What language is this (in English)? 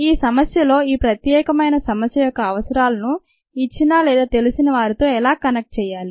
Telugu